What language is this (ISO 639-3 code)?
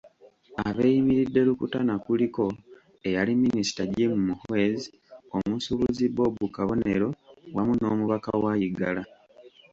lug